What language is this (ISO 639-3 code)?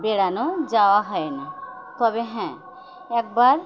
ben